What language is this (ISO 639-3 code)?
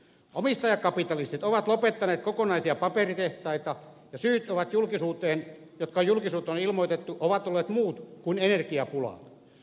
fin